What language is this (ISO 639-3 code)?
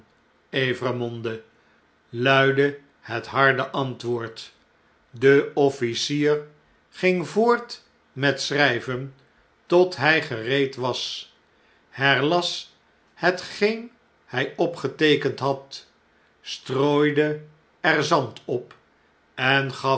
nld